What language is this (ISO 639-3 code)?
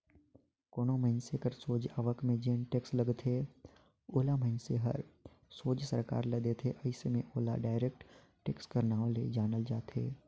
hne